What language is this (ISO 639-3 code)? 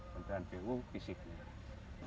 ind